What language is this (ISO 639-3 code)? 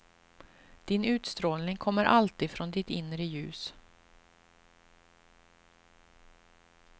swe